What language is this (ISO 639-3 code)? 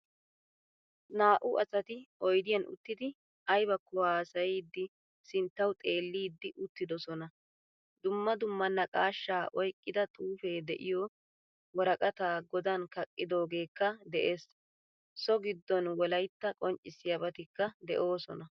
wal